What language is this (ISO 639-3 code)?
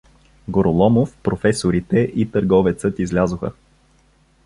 bul